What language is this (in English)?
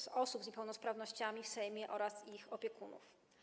Polish